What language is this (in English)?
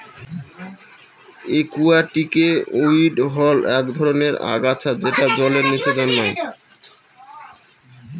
Bangla